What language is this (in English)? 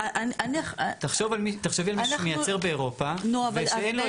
Hebrew